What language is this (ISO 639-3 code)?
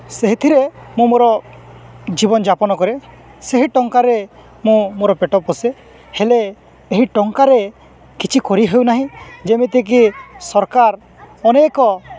ori